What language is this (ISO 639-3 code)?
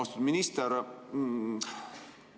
est